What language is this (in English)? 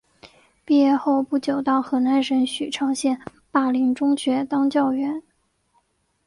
Chinese